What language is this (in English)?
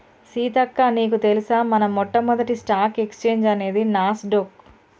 Telugu